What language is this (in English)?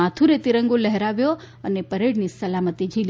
Gujarati